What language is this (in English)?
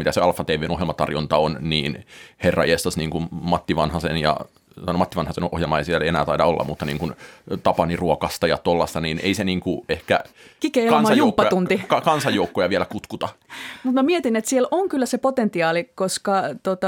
Finnish